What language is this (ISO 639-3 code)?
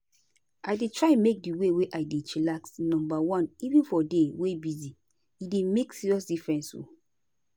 pcm